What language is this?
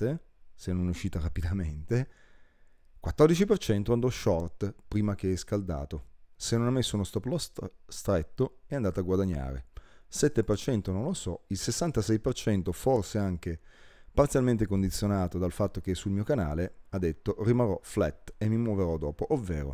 Italian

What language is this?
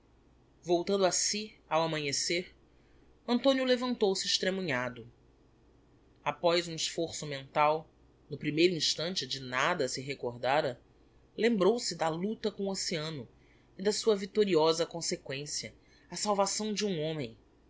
Portuguese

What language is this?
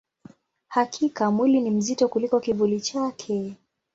Swahili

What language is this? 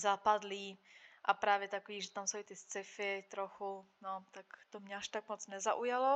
Czech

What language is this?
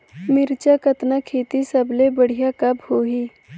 Chhattisgarhi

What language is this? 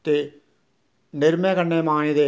Dogri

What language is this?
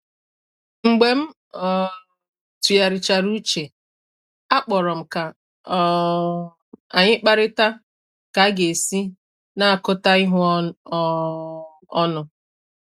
Igbo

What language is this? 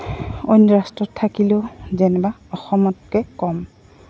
Assamese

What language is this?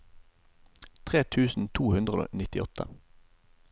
Norwegian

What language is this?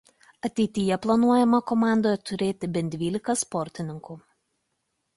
Lithuanian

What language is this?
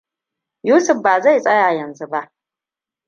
Hausa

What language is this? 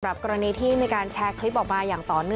Thai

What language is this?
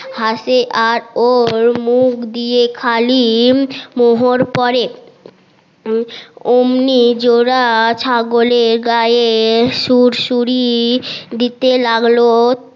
Bangla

